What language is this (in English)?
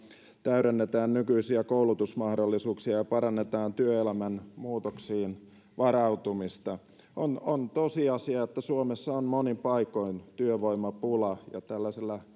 Finnish